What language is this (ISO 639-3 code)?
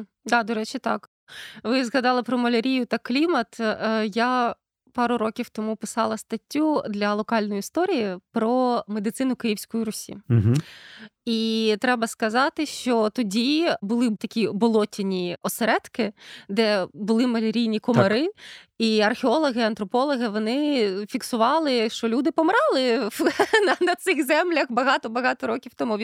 ukr